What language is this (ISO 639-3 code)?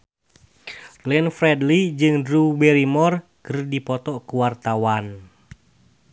sun